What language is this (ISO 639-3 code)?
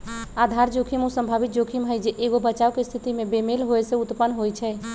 mag